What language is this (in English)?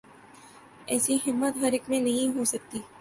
Urdu